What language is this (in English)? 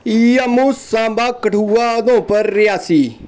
Dogri